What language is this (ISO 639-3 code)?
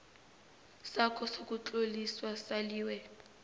nbl